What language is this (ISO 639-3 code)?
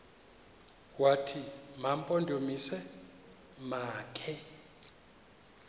xho